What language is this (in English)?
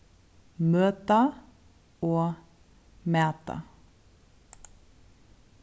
Faroese